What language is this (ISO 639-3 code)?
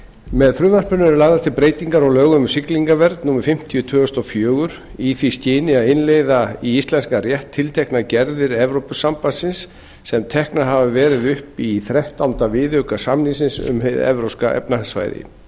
isl